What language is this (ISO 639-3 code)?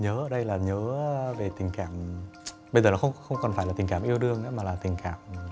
vie